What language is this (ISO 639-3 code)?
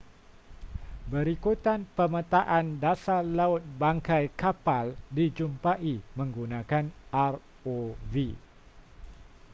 msa